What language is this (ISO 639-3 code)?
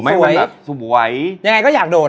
tha